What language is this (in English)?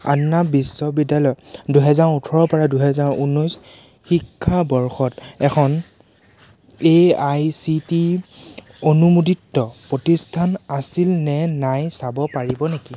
Assamese